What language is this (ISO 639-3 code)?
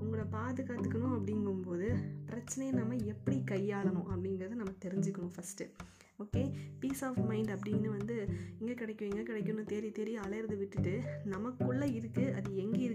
tam